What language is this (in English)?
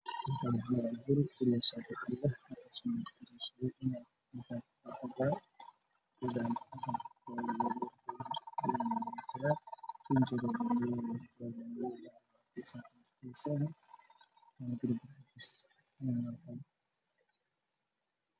Somali